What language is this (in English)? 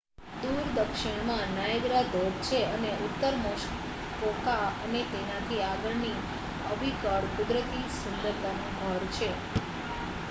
Gujarati